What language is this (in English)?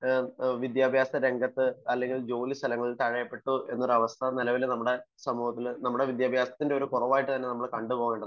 Malayalam